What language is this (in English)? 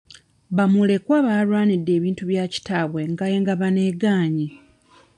Ganda